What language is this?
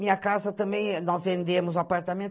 Portuguese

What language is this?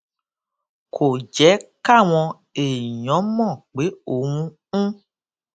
Yoruba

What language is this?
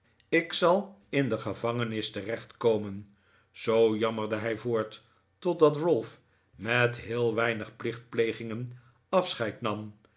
Dutch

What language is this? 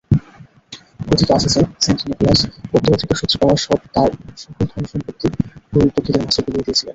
Bangla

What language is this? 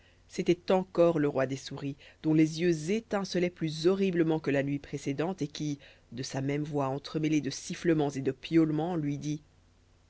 French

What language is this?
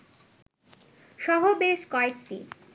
Bangla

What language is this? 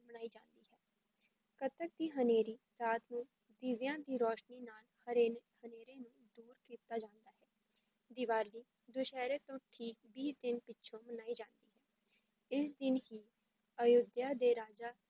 Punjabi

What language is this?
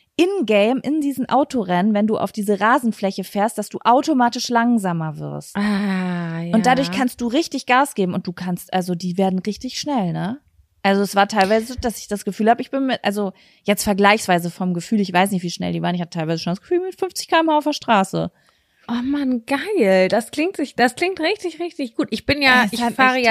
German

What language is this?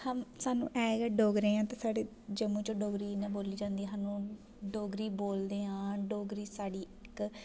Dogri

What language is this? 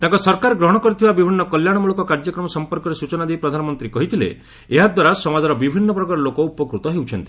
Odia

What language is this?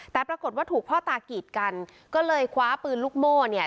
Thai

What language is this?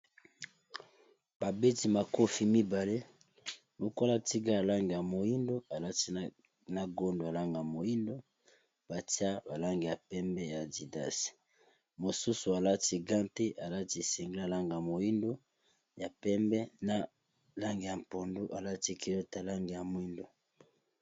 Lingala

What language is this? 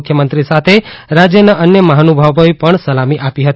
Gujarati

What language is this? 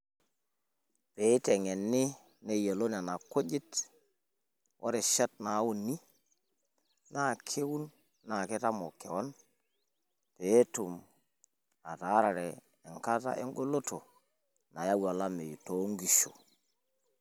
Masai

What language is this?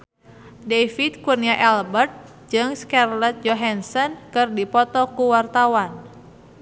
Sundanese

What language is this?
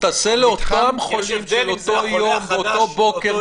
Hebrew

